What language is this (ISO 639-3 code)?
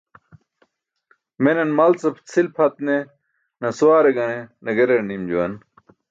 bsk